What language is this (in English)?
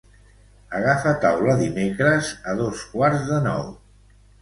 Catalan